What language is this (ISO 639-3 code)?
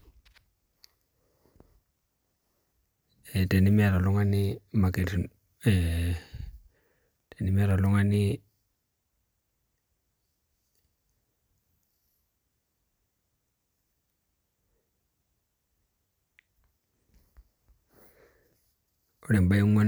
mas